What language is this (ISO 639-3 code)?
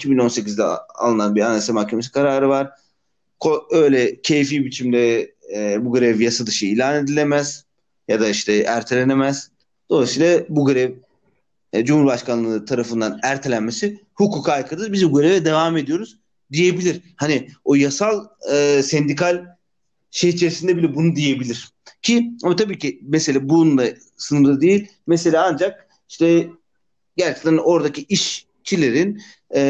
tur